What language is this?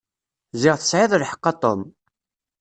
Kabyle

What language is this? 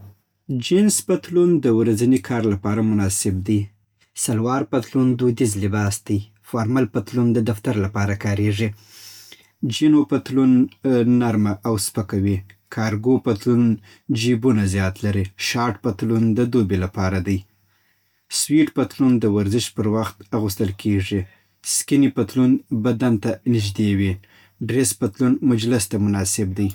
Southern Pashto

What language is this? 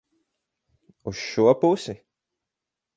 Latvian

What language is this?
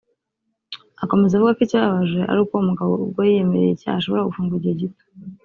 Kinyarwanda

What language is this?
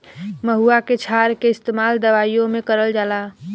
Bhojpuri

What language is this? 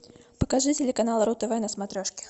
Russian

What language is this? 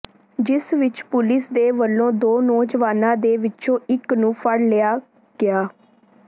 Punjabi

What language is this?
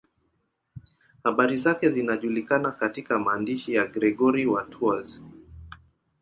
Swahili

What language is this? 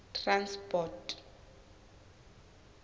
Southern Sotho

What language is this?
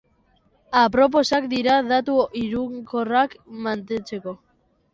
Basque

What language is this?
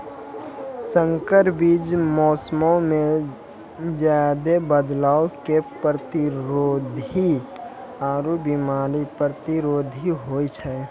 Maithili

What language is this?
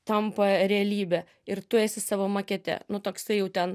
Lithuanian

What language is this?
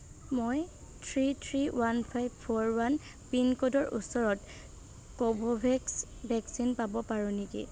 Assamese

